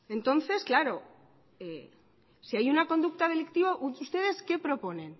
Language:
Spanish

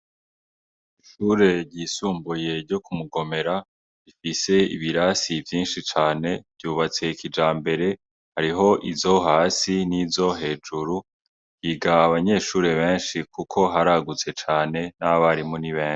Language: Rundi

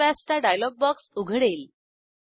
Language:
Marathi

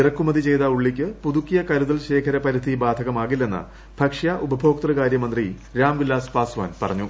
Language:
Malayalam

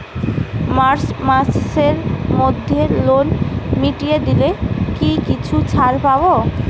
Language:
Bangla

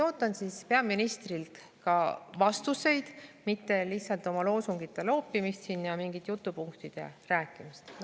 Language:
Estonian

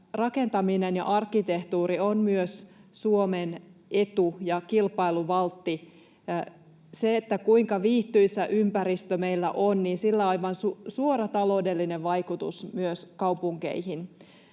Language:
Finnish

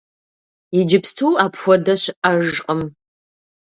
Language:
Kabardian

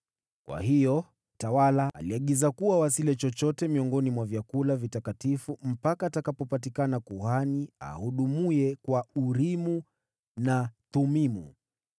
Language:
Swahili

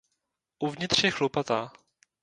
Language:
Czech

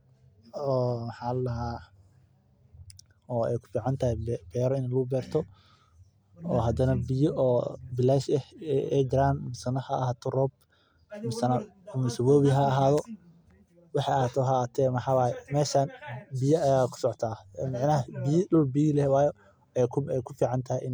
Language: Somali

